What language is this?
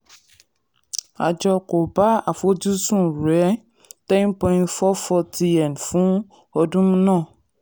Yoruba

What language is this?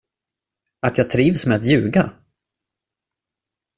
Swedish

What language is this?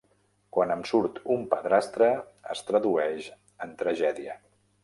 Catalan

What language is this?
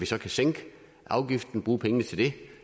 Danish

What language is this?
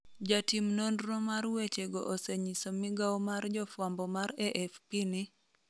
Luo (Kenya and Tanzania)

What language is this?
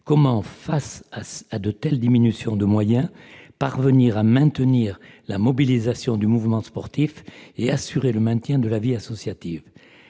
French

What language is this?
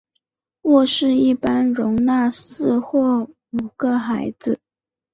Chinese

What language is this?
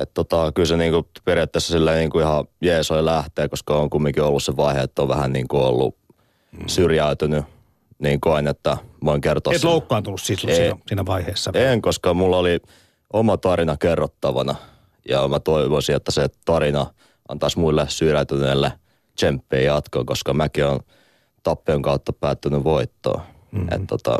Finnish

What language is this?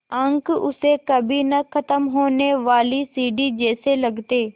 Hindi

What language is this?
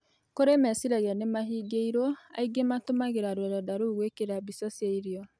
Kikuyu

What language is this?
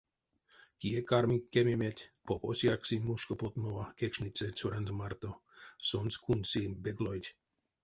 Erzya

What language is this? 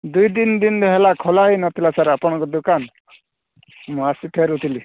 Odia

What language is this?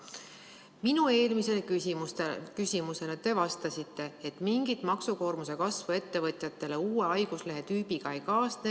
Estonian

